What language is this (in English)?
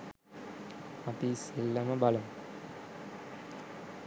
Sinhala